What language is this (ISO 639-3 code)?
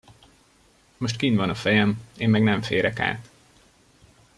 hun